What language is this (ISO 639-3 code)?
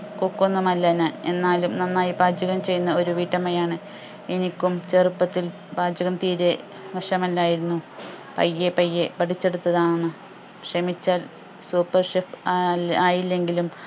mal